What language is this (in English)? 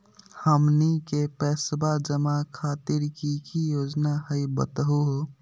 Magahi